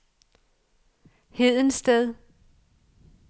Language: Danish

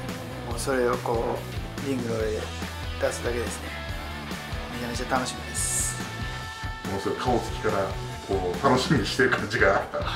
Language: Japanese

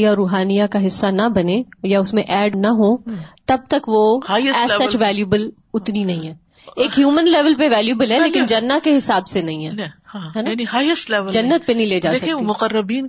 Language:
Urdu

